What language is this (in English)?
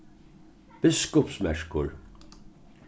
Faroese